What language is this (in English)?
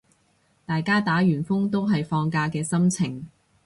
Cantonese